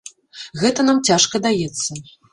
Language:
Belarusian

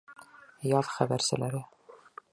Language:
Bashkir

